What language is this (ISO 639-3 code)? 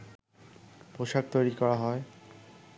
ben